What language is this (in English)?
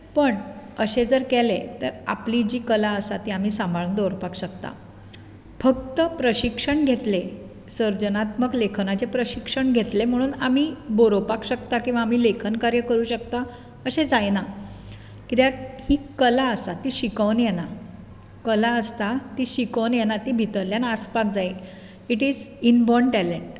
Konkani